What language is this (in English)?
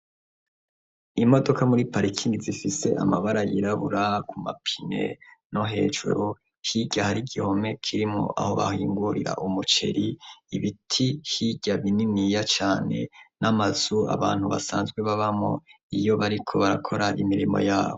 Rundi